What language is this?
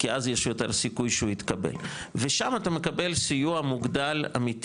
Hebrew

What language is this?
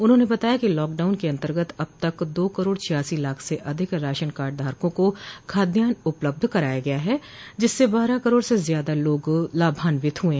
Hindi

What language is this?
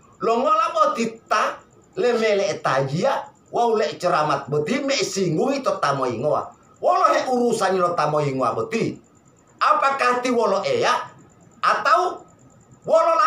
Indonesian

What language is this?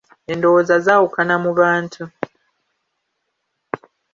Ganda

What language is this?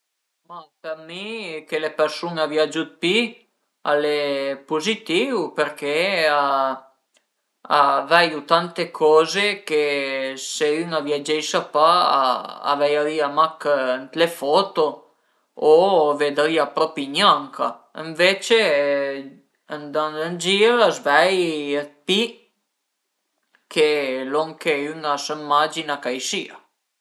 Piedmontese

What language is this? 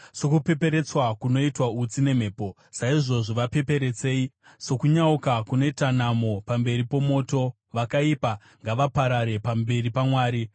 Shona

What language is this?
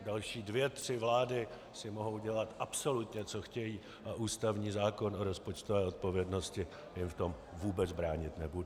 Czech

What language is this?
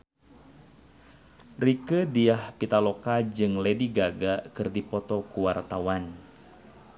Sundanese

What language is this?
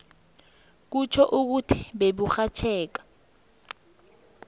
South Ndebele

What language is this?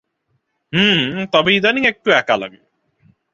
Bangla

